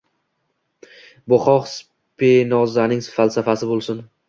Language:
Uzbek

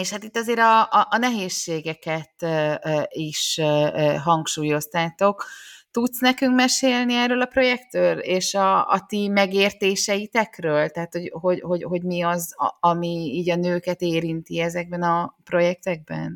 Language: Hungarian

